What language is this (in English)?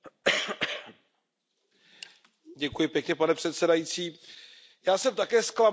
Czech